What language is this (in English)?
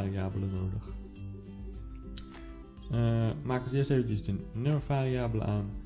Dutch